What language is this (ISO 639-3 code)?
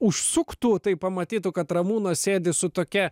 lit